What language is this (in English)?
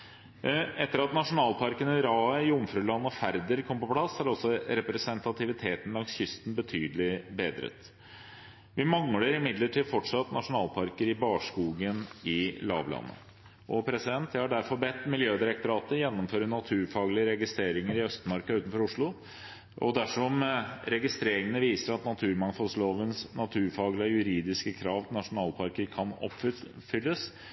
Norwegian Bokmål